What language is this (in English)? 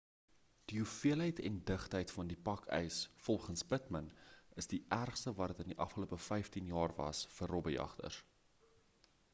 Afrikaans